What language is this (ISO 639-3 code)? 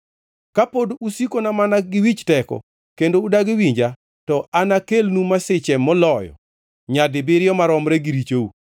luo